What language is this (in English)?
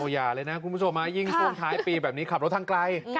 Thai